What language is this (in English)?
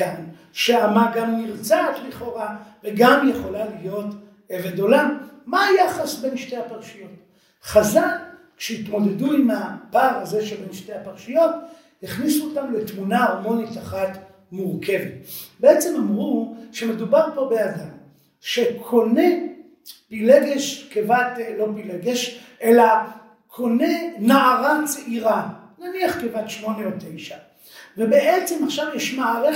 Hebrew